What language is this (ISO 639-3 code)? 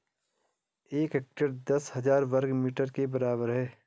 hin